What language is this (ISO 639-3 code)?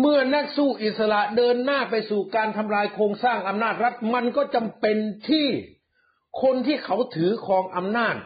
tha